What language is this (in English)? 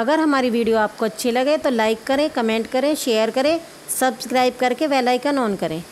Hindi